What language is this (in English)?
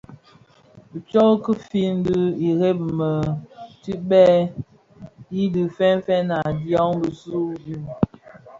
Bafia